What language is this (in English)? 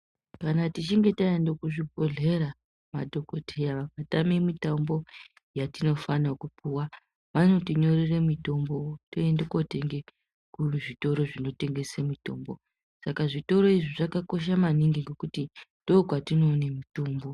Ndau